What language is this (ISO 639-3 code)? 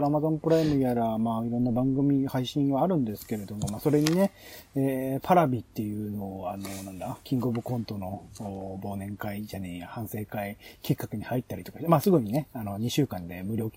jpn